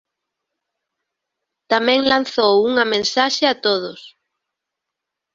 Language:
Galician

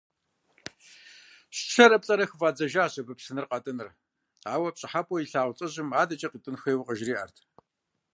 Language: Kabardian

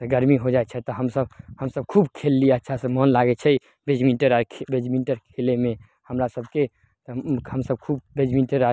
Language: Maithili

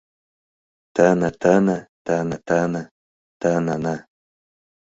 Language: Mari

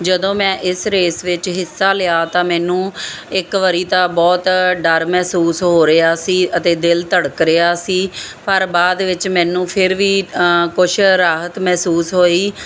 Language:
Punjabi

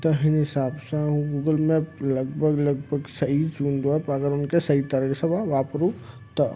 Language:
Sindhi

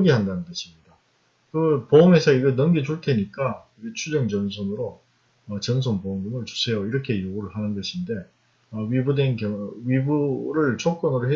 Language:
Korean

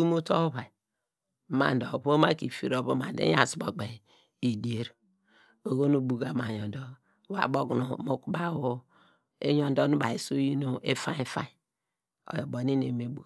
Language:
Degema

